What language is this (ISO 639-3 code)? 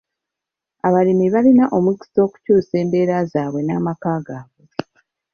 lug